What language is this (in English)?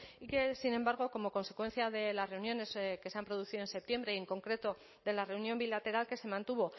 Spanish